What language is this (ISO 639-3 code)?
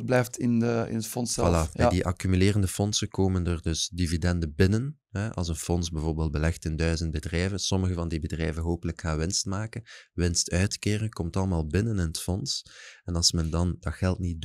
nld